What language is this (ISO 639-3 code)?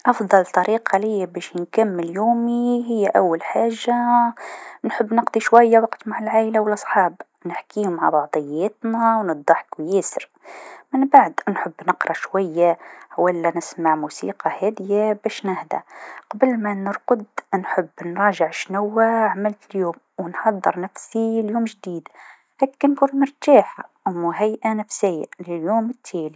aeb